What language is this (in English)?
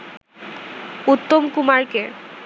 Bangla